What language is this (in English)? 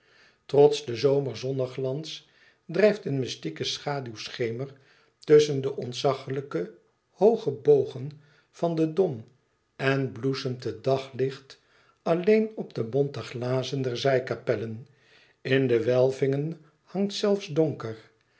Dutch